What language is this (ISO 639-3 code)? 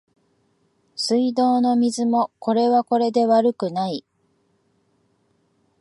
jpn